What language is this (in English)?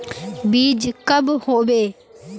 Magahi